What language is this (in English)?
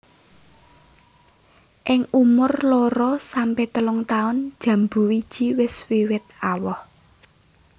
Javanese